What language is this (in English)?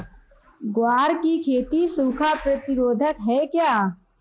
Hindi